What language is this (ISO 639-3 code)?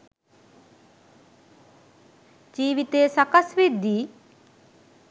sin